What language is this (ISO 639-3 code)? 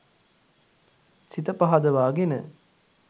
sin